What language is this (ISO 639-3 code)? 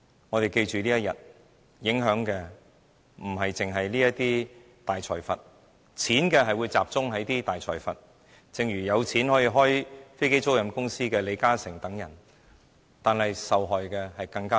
yue